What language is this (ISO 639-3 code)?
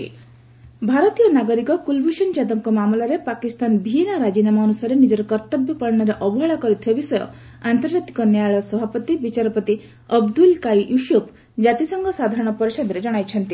ori